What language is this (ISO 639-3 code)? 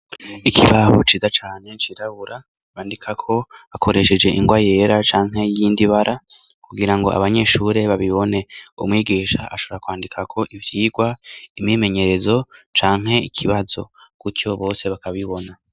run